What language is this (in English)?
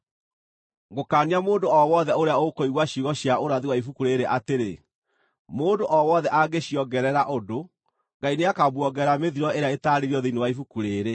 Kikuyu